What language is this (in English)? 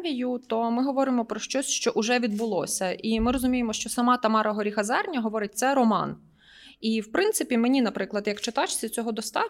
Ukrainian